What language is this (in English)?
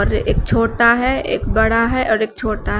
Hindi